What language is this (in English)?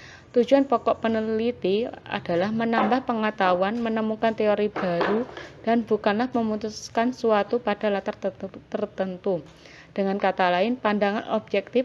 Indonesian